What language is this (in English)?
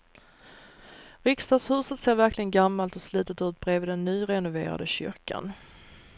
Swedish